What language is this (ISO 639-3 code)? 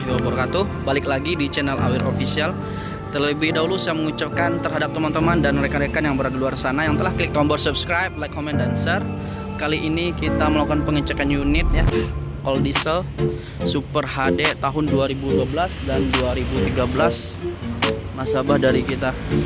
ind